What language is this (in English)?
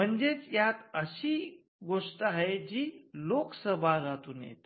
Marathi